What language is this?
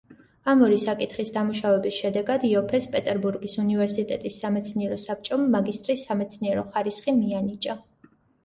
Georgian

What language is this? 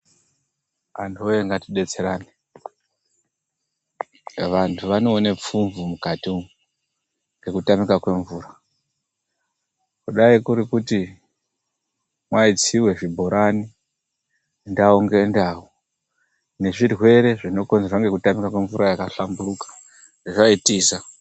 Ndau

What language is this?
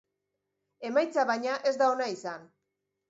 Basque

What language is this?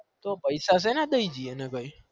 Gujarati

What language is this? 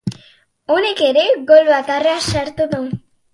Basque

